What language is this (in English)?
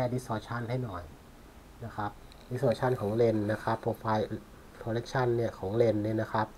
Thai